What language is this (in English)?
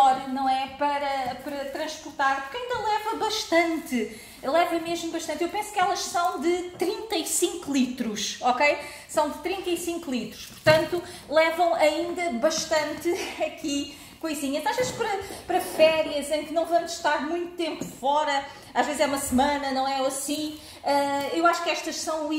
Portuguese